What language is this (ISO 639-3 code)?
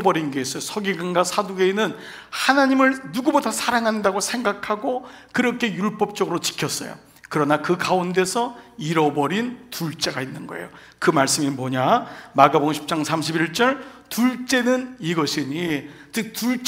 kor